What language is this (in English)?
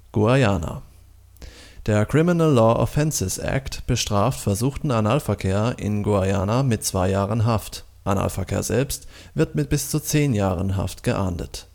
German